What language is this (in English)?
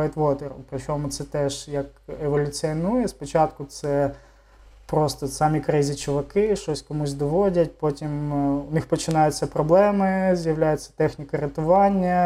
Ukrainian